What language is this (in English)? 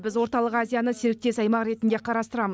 Kazakh